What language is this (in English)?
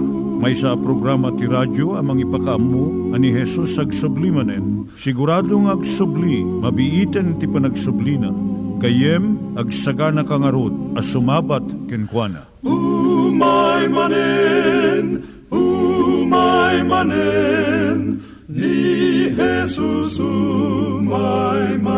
Filipino